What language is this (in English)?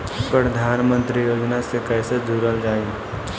Bhojpuri